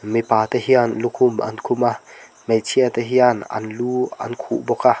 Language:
Mizo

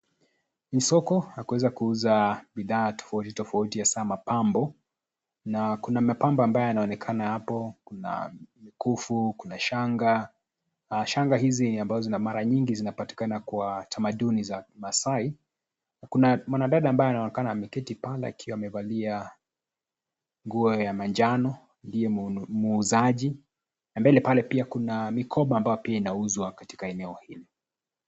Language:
Swahili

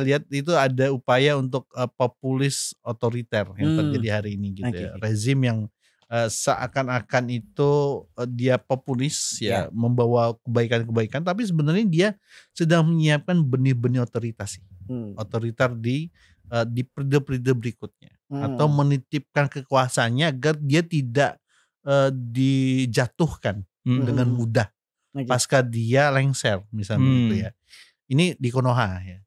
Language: Indonesian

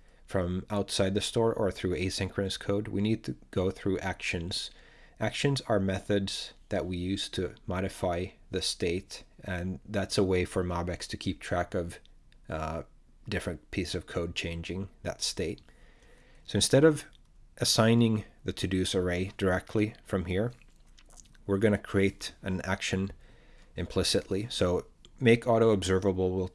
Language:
English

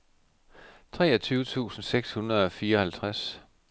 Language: Danish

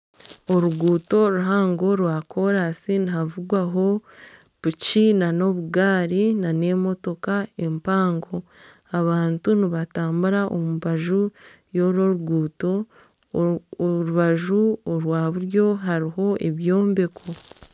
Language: Nyankole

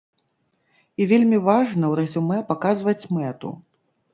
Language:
Belarusian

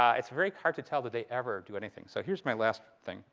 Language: English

